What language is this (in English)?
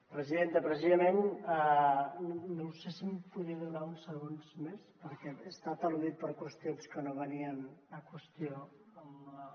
Catalan